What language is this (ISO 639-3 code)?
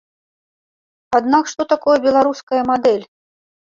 bel